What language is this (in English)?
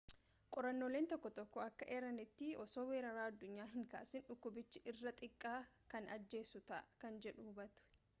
Oromo